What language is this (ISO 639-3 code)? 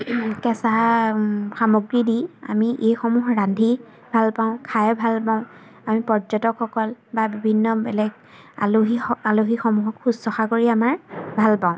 asm